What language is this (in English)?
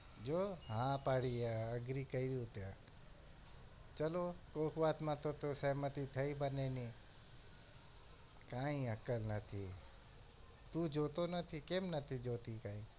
Gujarati